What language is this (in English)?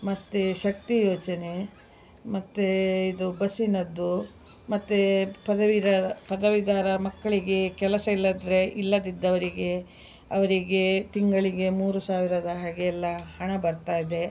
Kannada